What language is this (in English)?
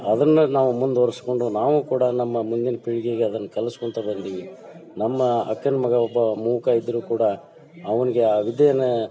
Kannada